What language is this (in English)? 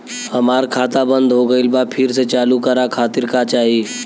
Bhojpuri